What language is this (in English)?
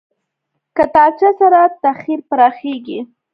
Pashto